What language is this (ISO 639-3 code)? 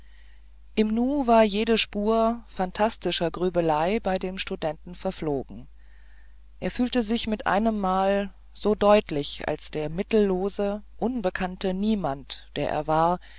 deu